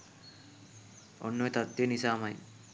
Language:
Sinhala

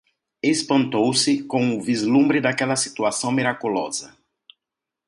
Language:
Portuguese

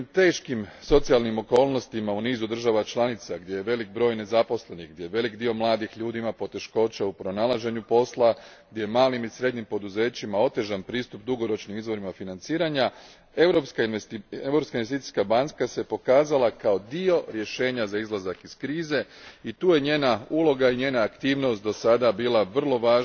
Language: Croatian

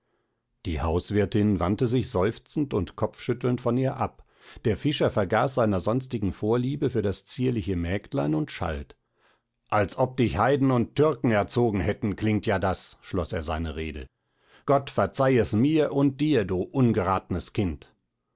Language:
German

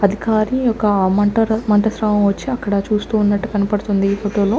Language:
Telugu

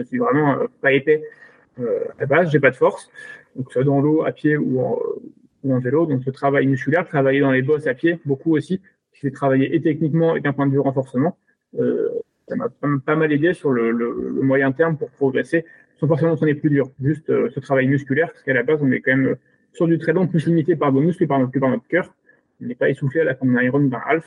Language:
French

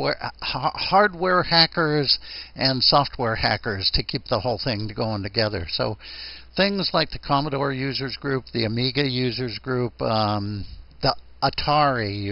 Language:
English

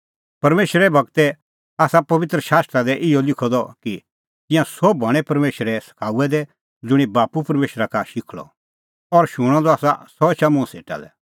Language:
Kullu Pahari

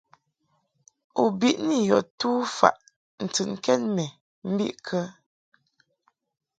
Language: Mungaka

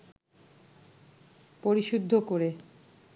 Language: Bangla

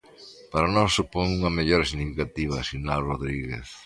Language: Galician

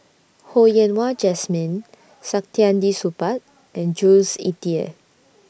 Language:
English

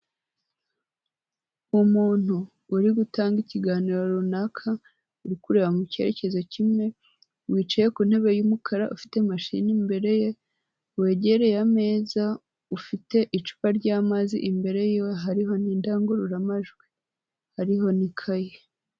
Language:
Kinyarwanda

